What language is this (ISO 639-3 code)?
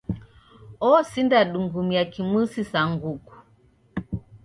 dav